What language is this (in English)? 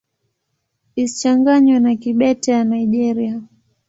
Swahili